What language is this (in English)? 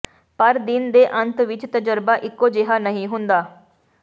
Punjabi